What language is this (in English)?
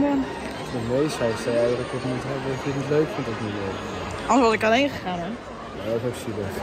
Dutch